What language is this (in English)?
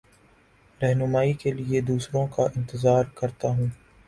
Urdu